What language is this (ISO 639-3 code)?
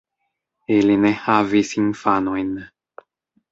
epo